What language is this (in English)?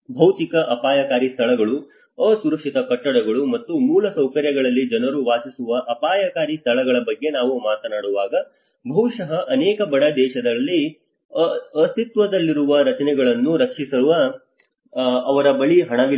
Kannada